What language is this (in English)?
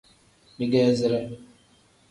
Tem